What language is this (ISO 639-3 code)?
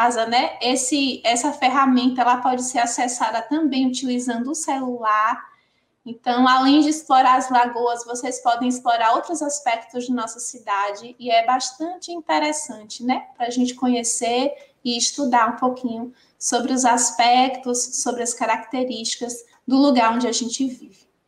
por